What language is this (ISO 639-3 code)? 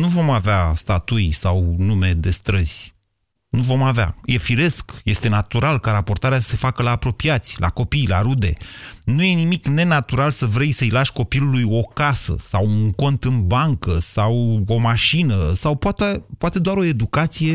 ron